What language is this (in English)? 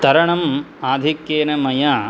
Sanskrit